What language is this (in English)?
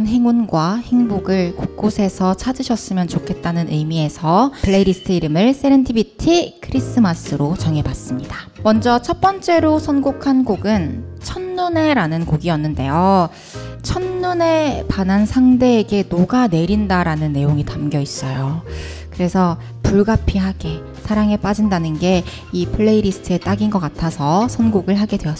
Korean